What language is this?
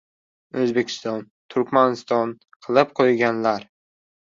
Uzbek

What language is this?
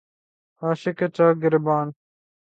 Urdu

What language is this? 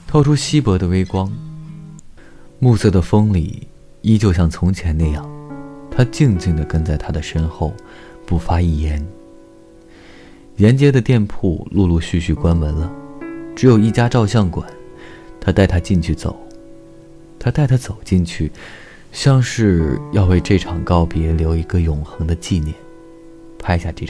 Chinese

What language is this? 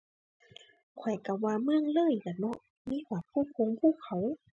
Thai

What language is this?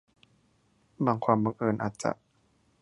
Thai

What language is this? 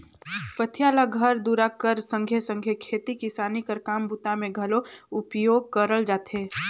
Chhattisgarhi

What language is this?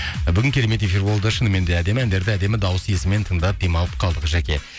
Kazakh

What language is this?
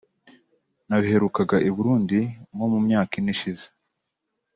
Kinyarwanda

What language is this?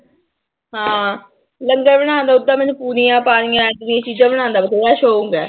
Punjabi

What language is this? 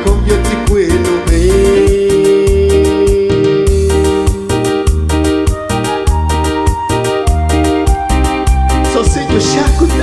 Spanish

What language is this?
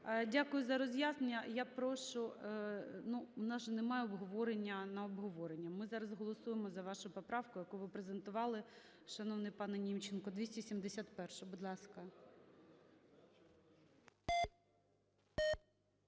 Ukrainian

